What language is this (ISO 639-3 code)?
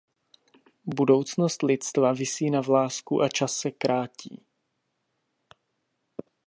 ces